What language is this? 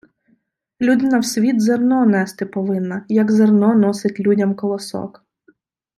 Ukrainian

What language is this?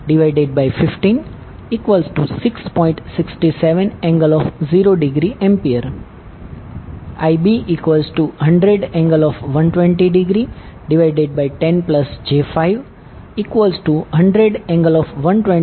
Gujarati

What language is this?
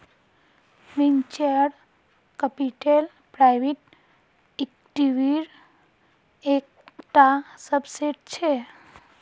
Magahi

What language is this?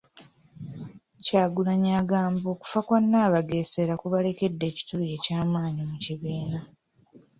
Ganda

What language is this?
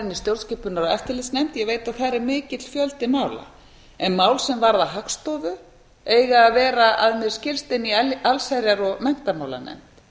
Icelandic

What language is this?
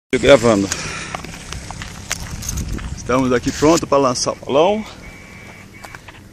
Portuguese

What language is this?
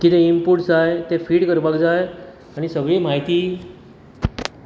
Konkani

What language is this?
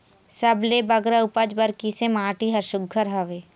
Chhattisgarhi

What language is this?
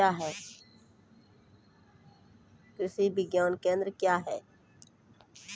Maithili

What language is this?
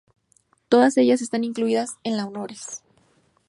Spanish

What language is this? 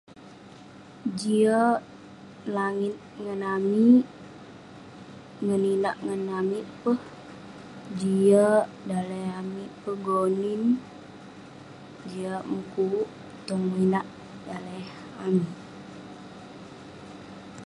Western Penan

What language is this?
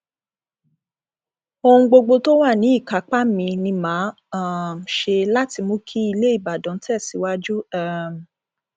Yoruba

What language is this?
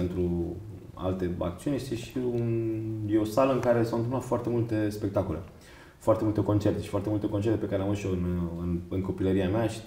Romanian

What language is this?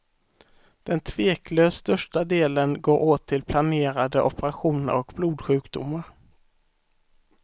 Swedish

